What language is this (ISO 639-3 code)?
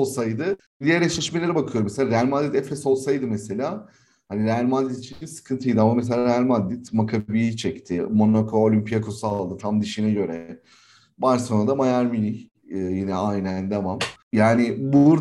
tur